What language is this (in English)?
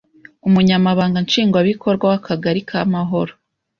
Kinyarwanda